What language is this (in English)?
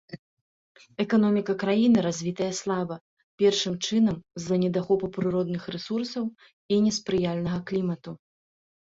Belarusian